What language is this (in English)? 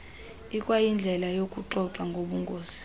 Xhosa